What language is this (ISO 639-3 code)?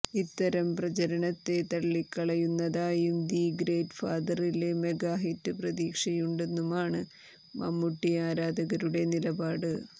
mal